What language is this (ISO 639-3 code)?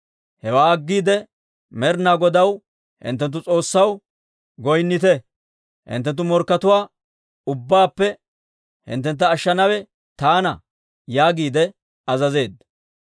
dwr